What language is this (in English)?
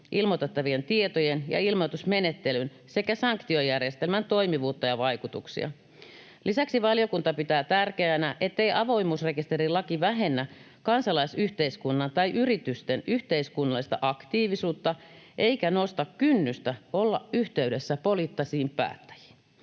Finnish